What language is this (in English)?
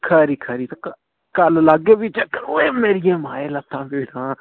Dogri